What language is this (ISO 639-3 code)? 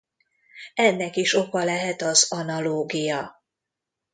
hun